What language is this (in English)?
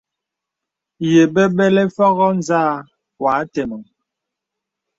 Bebele